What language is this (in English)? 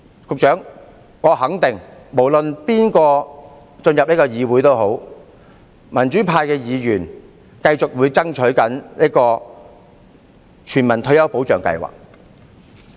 Cantonese